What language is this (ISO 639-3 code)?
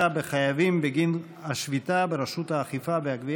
heb